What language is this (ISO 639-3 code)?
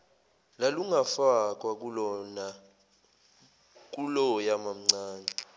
zul